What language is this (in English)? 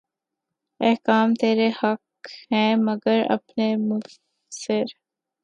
Urdu